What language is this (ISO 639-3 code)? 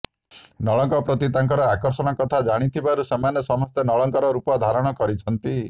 ori